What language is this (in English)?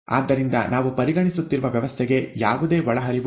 Kannada